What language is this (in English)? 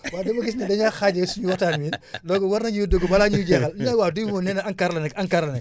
Wolof